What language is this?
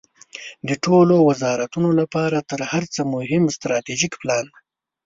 Pashto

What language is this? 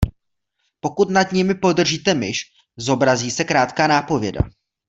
Czech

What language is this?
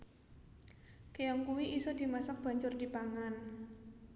Javanese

